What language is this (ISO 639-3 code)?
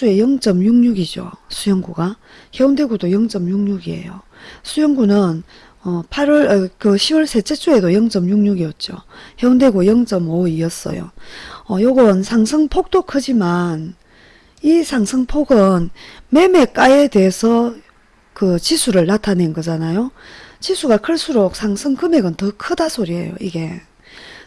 kor